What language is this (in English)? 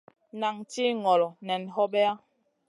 Masana